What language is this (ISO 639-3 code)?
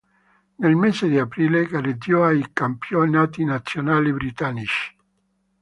ita